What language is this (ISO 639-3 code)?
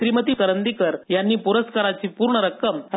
mar